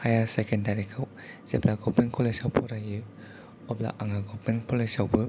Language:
Bodo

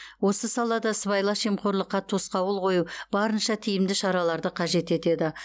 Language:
Kazakh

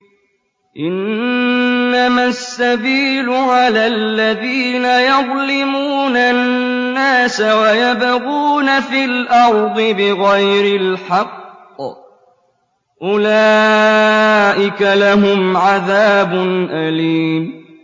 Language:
Arabic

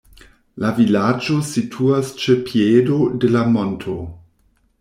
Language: Esperanto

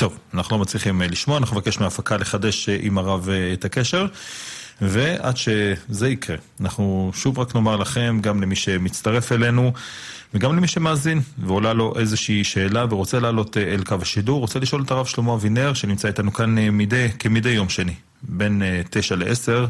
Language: Hebrew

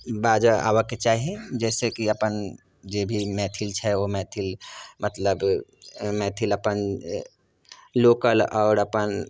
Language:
Maithili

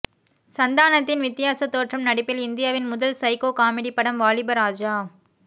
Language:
Tamil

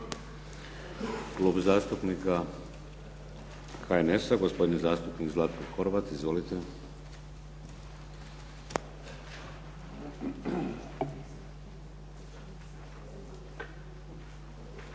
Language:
Croatian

